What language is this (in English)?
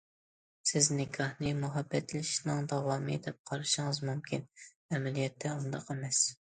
Uyghur